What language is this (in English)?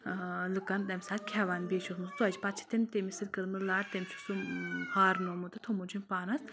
Kashmiri